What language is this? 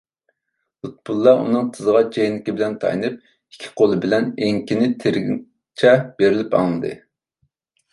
Uyghur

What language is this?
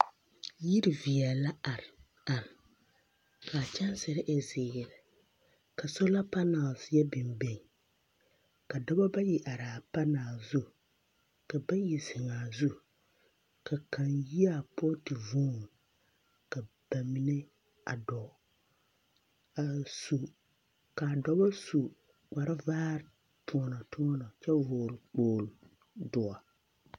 Southern Dagaare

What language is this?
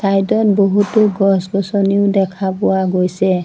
Assamese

